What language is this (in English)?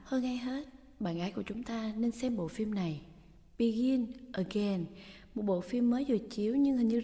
Vietnamese